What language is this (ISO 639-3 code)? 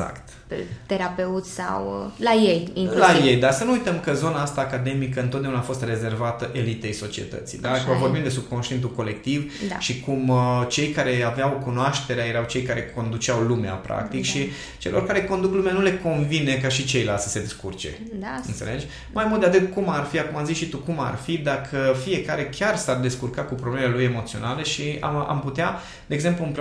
ron